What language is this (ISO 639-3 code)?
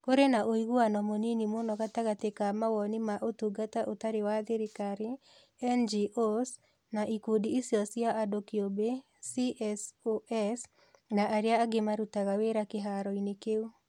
kik